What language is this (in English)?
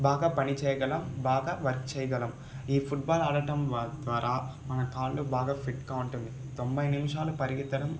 Telugu